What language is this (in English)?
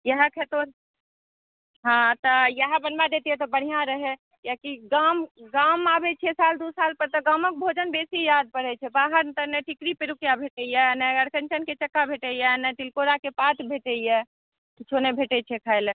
Maithili